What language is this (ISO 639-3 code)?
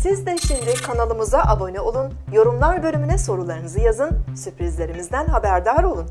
tur